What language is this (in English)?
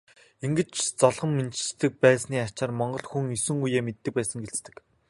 Mongolian